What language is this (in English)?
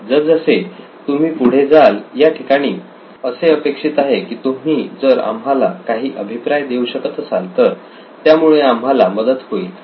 Marathi